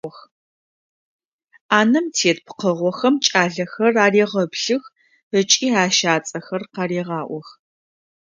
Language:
Adyghe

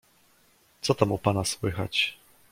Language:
Polish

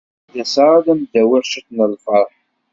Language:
Kabyle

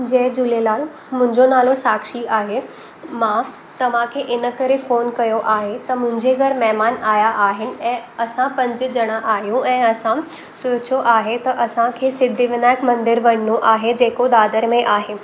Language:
Sindhi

